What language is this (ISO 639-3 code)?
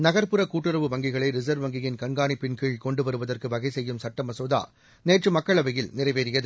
tam